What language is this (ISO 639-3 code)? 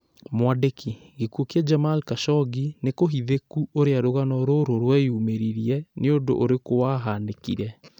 kik